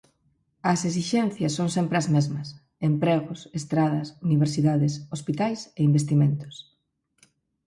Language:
Galician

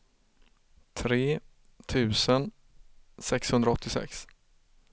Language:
Swedish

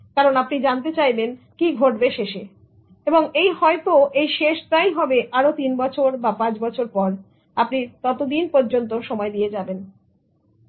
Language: Bangla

